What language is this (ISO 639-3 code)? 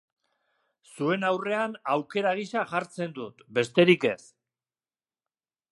eus